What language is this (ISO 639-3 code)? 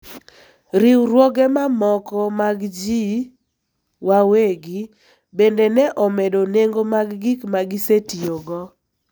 luo